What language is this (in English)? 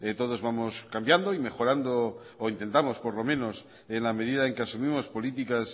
Spanish